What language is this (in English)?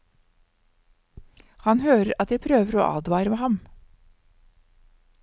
Norwegian